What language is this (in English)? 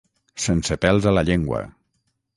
Catalan